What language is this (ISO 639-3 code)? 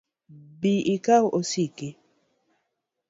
luo